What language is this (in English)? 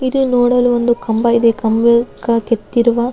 Kannada